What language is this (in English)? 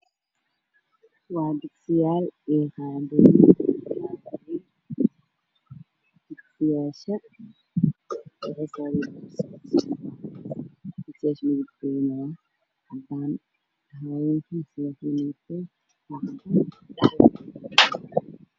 Somali